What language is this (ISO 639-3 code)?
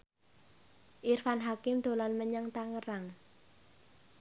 jav